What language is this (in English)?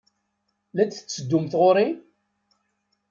Kabyle